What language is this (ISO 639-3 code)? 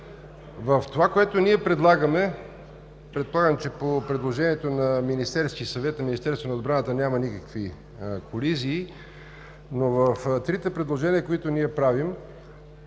bul